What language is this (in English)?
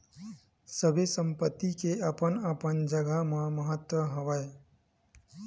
Chhattisgarhi